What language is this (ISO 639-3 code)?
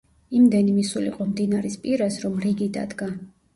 kat